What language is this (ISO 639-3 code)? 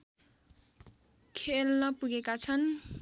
nep